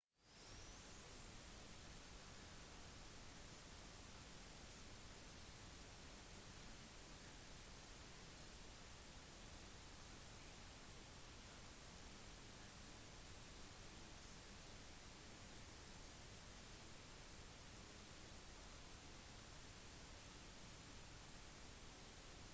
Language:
Norwegian Bokmål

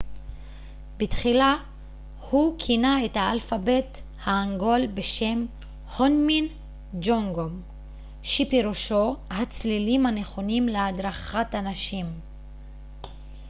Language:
Hebrew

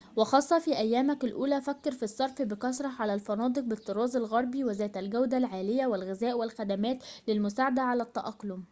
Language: Arabic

